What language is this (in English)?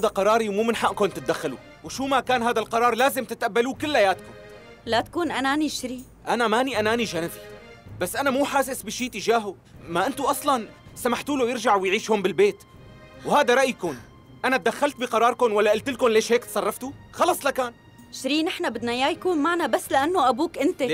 Arabic